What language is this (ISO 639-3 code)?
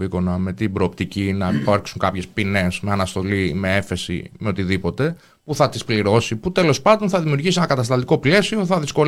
ell